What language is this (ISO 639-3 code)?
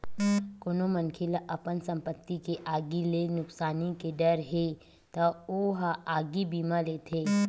hne